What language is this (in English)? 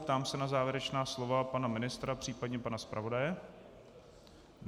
Czech